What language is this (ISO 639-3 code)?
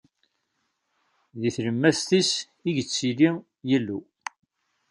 kab